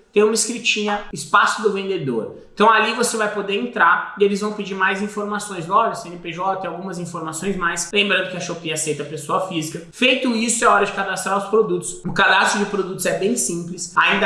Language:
Portuguese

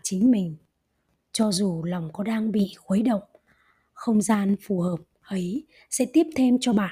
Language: Vietnamese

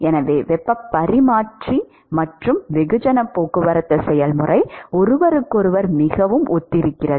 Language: Tamil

